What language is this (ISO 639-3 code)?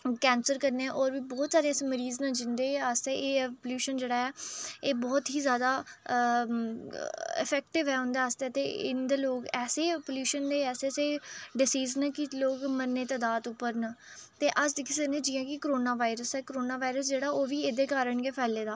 doi